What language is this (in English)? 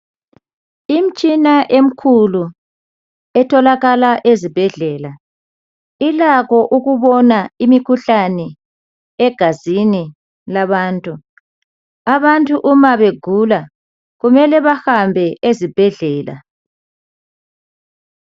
North Ndebele